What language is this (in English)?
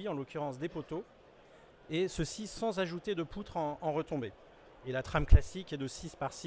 French